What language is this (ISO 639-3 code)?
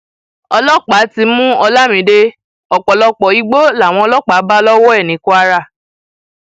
yor